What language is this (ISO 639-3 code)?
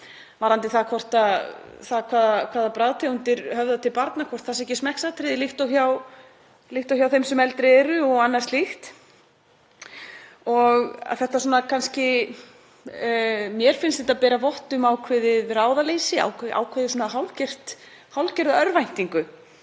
isl